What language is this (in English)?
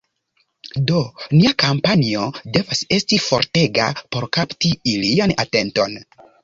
Esperanto